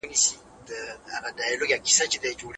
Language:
Pashto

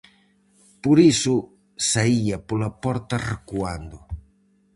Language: Galician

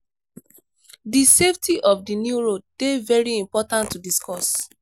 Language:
Nigerian Pidgin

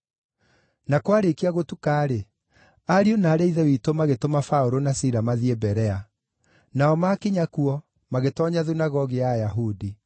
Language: Kikuyu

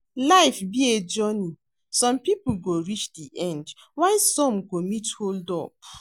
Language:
Nigerian Pidgin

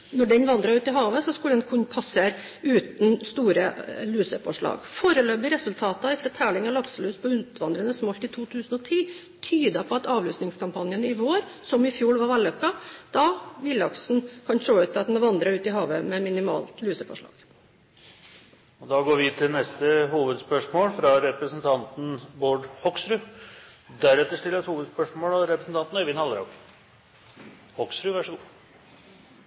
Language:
Norwegian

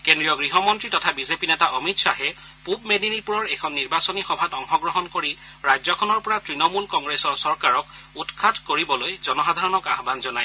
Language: Assamese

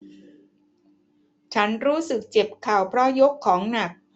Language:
Thai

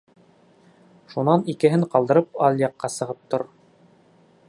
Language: Bashkir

